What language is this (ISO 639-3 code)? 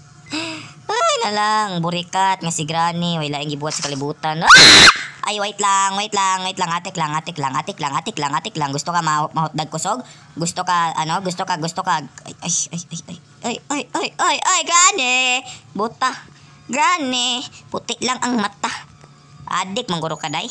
fil